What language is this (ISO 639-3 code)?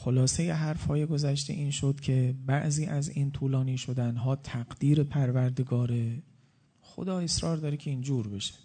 fas